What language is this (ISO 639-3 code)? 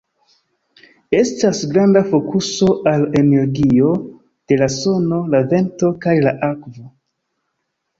epo